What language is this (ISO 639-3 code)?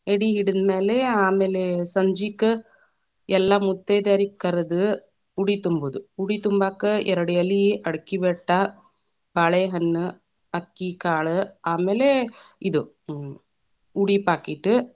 kan